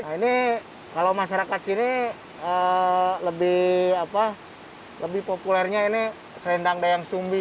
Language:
Indonesian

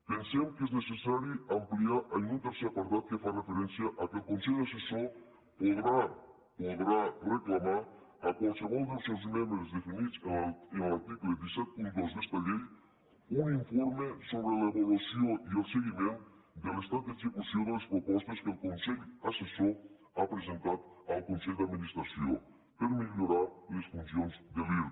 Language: Catalan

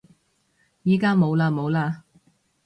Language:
Cantonese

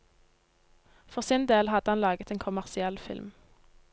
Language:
Norwegian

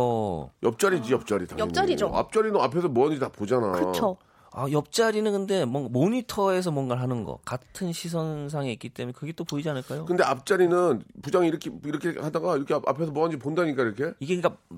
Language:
Korean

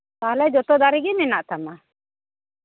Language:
Santali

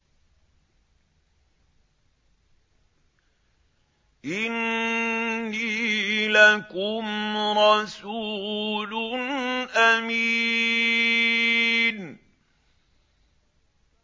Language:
Arabic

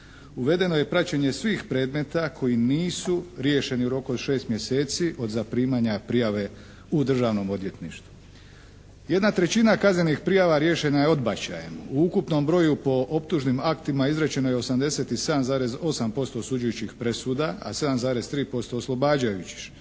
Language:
Croatian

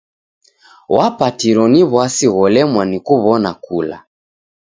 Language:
Taita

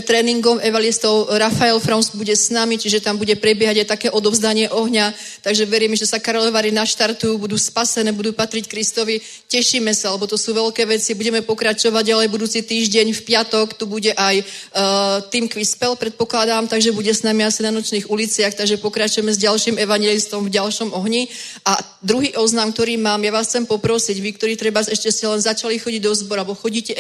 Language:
Czech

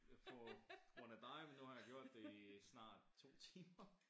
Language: Danish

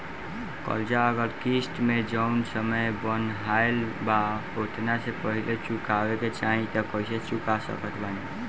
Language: Bhojpuri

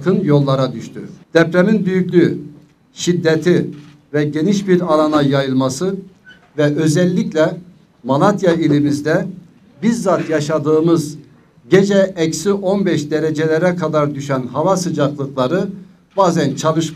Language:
Turkish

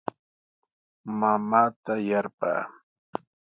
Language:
Sihuas Ancash Quechua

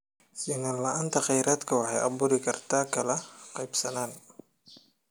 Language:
Somali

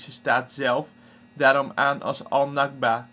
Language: Dutch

